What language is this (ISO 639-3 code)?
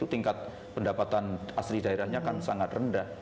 ind